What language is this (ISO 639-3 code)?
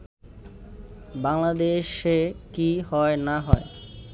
ben